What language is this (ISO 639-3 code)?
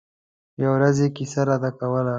pus